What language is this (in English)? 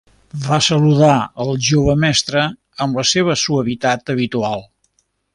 Catalan